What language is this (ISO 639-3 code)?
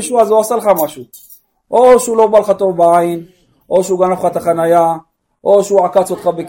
heb